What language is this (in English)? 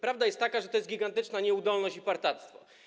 Polish